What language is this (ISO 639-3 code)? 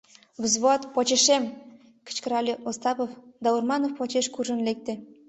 chm